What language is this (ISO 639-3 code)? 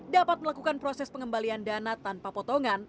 ind